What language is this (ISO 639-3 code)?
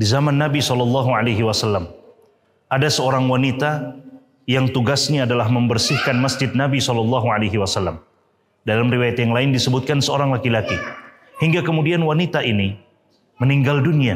ind